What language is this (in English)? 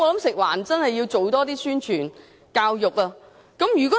Cantonese